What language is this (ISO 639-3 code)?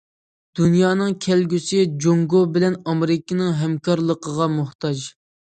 uig